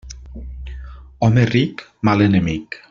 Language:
Catalan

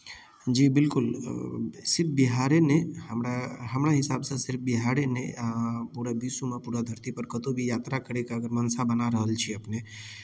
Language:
Maithili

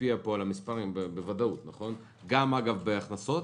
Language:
Hebrew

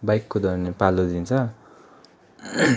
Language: Nepali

